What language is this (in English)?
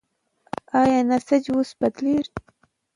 Pashto